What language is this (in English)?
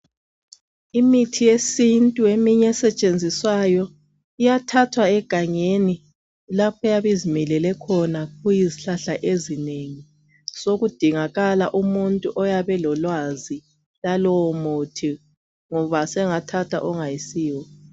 North Ndebele